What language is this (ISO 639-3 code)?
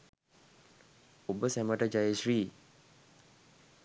sin